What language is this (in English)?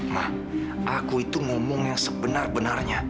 Indonesian